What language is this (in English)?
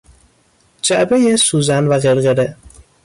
Persian